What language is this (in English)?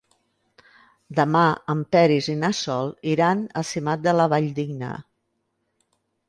Catalan